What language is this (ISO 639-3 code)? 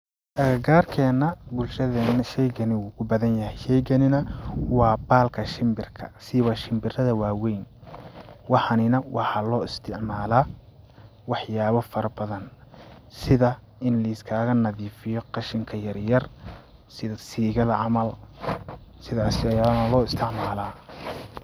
som